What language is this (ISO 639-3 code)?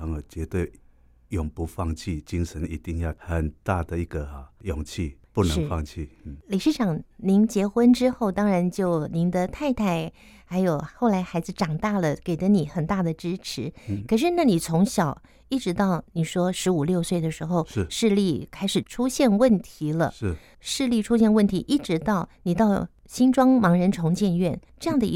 zho